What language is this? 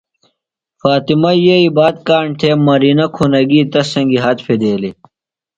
Phalura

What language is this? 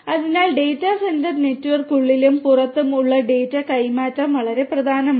Malayalam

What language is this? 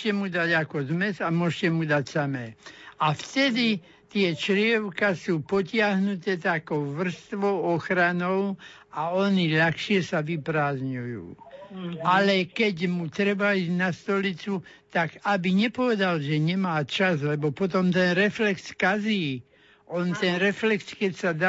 Slovak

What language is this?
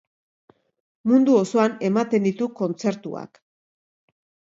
Basque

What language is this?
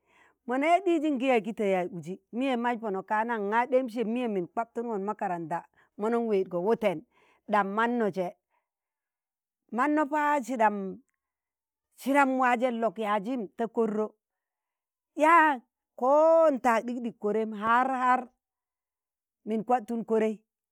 Tangale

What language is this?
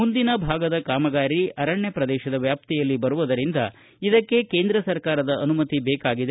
Kannada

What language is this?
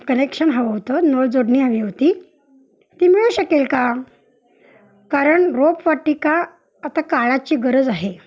Marathi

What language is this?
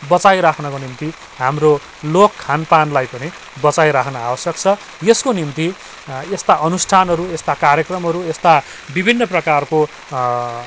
Nepali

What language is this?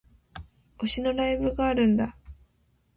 Japanese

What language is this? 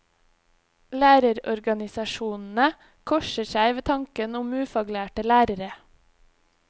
Norwegian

